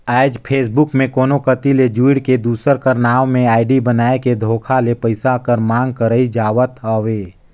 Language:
Chhattisgarhi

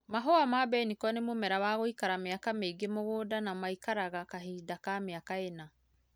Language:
Kikuyu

